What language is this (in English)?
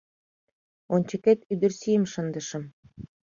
Mari